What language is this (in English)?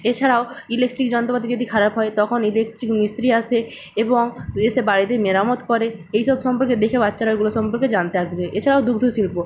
Bangla